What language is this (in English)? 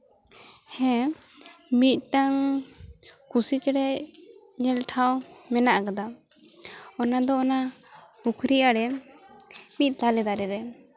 Santali